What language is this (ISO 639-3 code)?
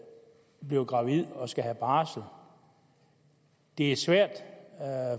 dan